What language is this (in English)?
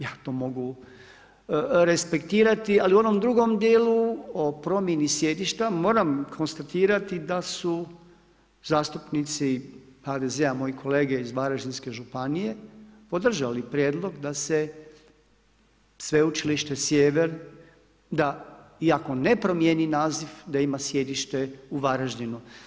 Croatian